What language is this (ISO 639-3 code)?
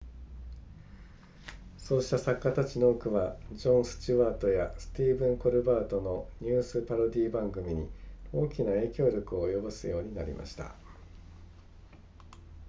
jpn